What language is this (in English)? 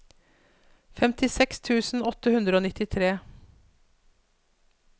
Norwegian